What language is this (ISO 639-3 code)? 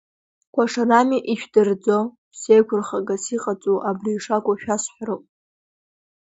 abk